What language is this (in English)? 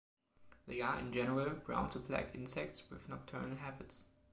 English